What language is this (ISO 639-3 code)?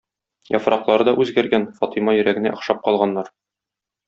tat